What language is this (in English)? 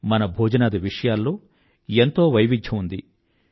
Telugu